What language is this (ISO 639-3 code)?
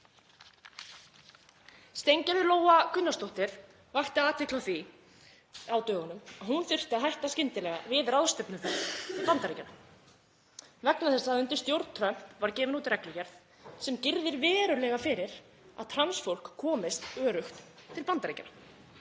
isl